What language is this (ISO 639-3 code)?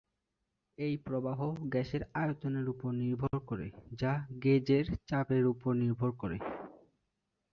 ben